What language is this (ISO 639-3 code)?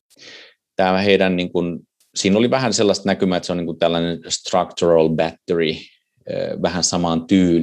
fin